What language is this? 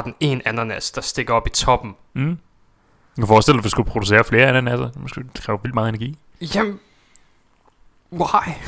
Danish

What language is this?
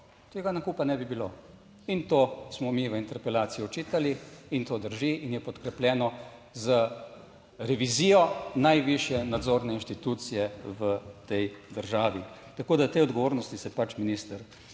Slovenian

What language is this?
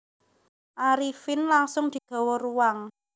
Javanese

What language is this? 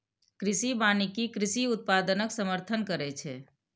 Maithili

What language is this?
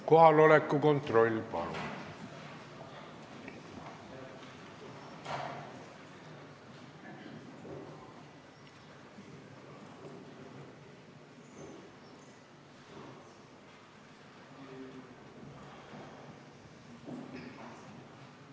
Estonian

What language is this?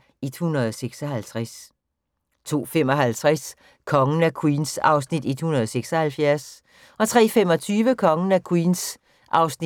Danish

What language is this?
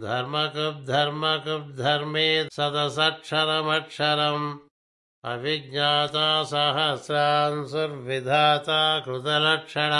Telugu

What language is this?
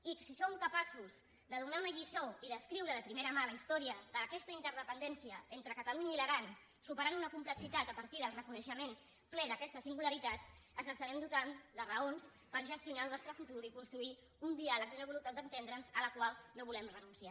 Catalan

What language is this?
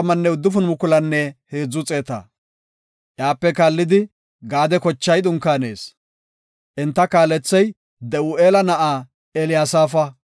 Gofa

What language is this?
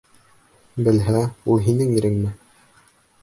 Bashkir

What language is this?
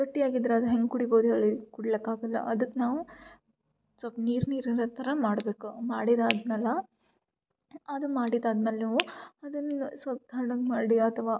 Kannada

